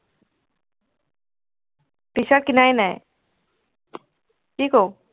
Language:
Assamese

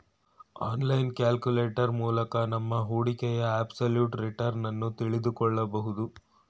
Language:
Kannada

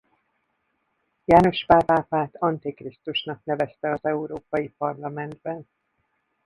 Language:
Hungarian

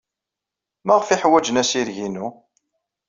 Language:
Kabyle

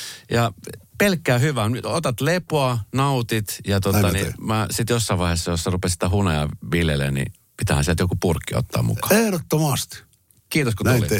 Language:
Finnish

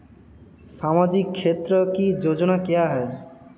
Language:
Hindi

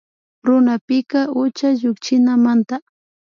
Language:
Imbabura Highland Quichua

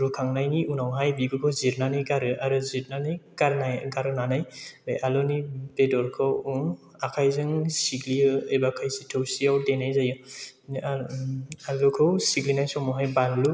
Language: Bodo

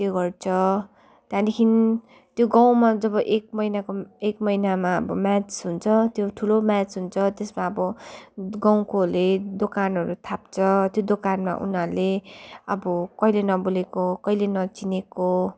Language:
Nepali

